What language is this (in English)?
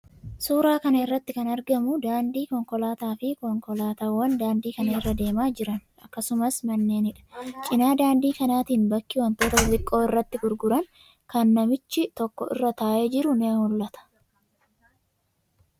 Oromo